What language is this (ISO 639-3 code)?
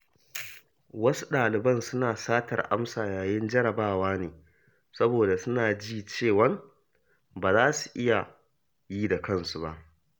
hau